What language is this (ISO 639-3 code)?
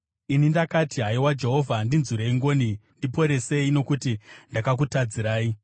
sna